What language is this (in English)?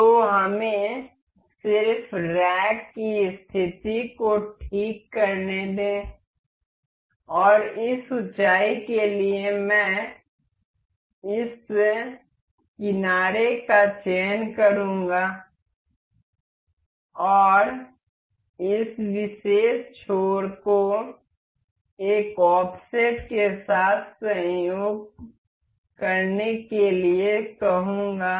Hindi